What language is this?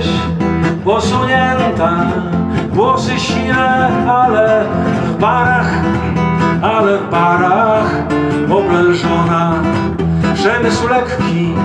Polish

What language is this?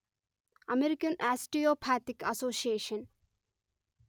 Telugu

